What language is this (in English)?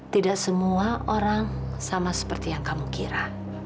Indonesian